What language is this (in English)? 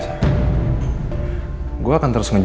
Indonesian